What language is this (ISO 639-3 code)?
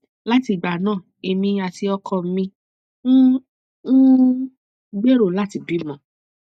yor